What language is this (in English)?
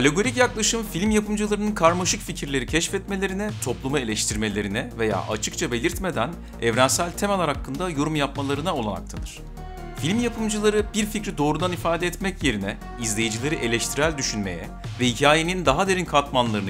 Turkish